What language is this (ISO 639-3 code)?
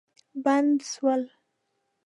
pus